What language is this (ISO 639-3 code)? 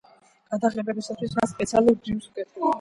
kat